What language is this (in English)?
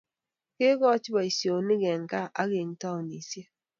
Kalenjin